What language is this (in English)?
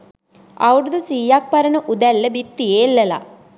Sinhala